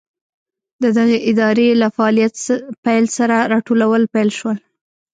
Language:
Pashto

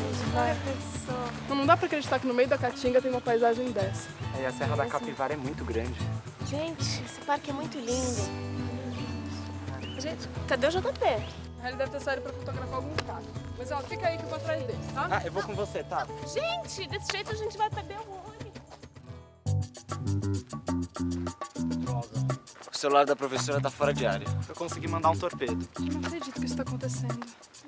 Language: Portuguese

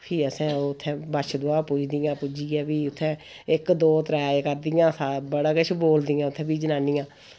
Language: Dogri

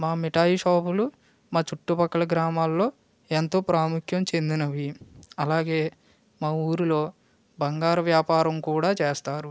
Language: Telugu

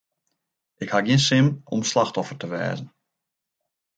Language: Western Frisian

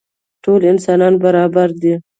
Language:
Pashto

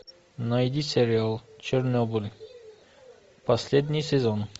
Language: Russian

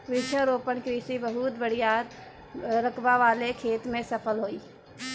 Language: Bhojpuri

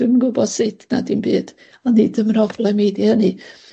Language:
Welsh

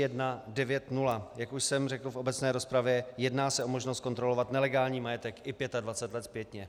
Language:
Czech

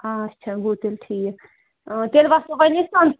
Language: Kashmiri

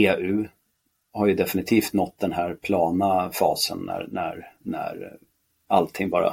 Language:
Swedish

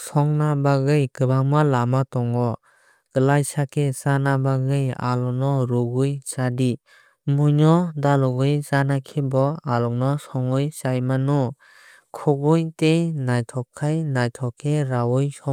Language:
Kok Borok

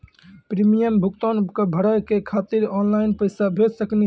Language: Maithili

